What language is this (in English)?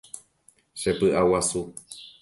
Guarani